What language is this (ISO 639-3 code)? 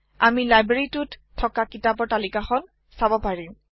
asm